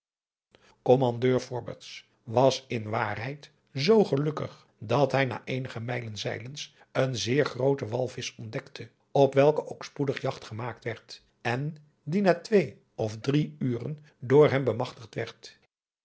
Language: Dutch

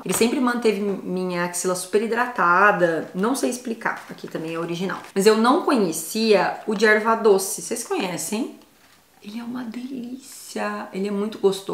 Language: Portuguese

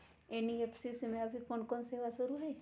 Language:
Magahi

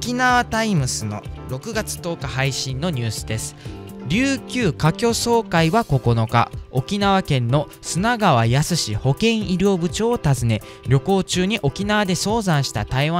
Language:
Japanese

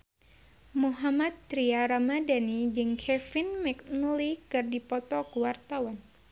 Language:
Sundanese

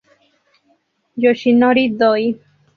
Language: Spanish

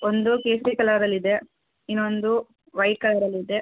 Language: Kannada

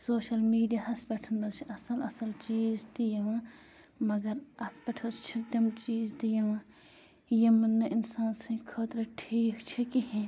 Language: Kashmiri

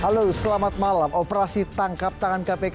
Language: Indonesian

